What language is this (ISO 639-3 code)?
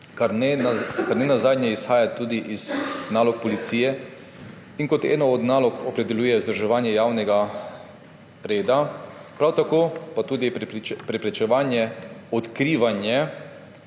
slv